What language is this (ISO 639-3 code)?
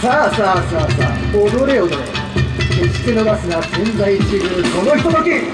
jpn